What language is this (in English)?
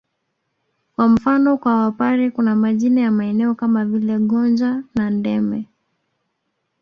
Swahili